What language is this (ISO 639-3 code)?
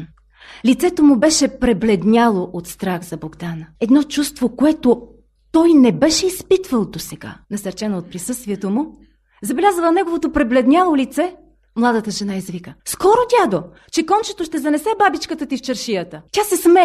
bul